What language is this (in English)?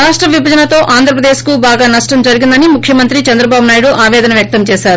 Telugu